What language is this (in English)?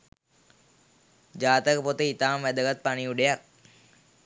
Sinhala